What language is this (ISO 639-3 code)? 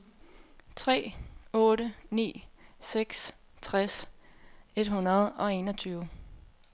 dan